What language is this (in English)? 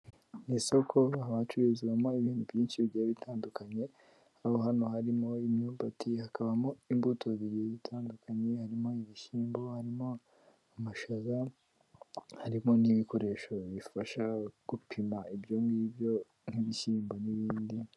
Kinyarwanda